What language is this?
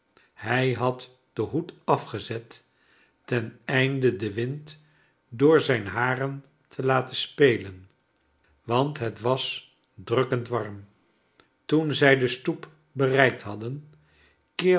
Dutch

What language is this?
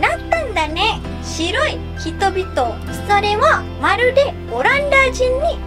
Japanese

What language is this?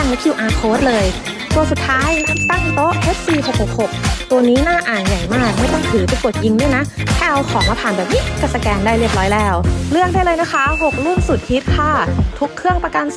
Thai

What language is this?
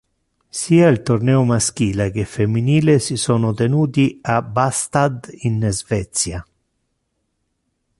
Italian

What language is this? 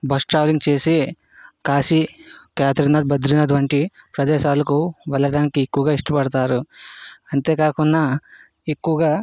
Telugu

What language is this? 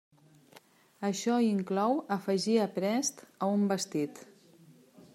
Catalan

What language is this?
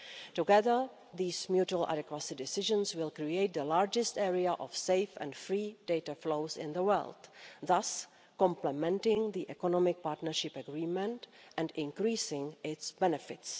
English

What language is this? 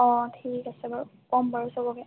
Assamese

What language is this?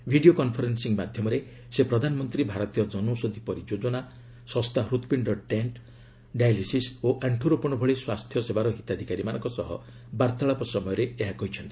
Odia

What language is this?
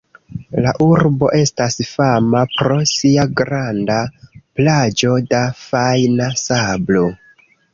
Esperanto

